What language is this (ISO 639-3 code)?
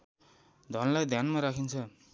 nep